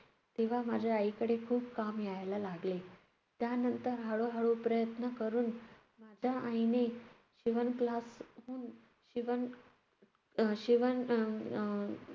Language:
Marathi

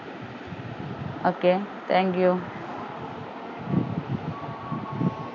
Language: Malayalam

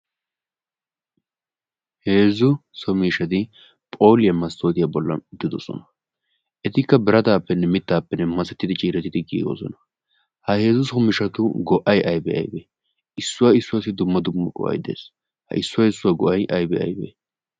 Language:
Wolaytta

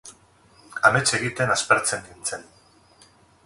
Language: Basque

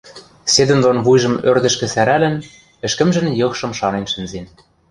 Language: Western Mari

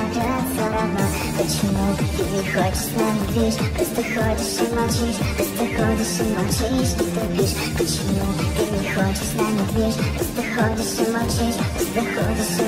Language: Russian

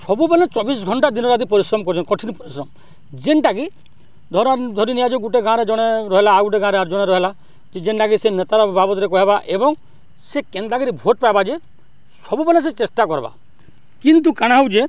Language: Odia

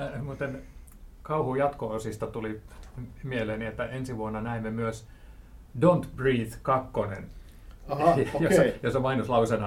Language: Finnish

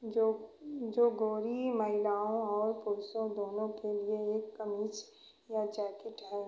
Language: Hindi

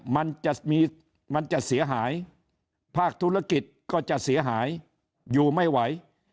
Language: Thai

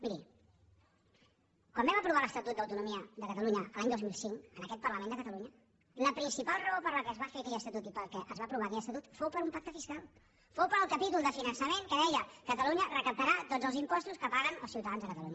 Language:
Catalan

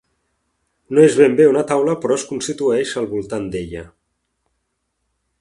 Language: Catalan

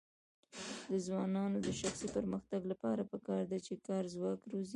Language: Pashto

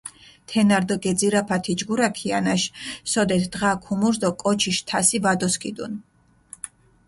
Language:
Mingrelian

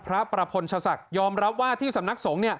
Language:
Thai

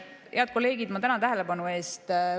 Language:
Estonian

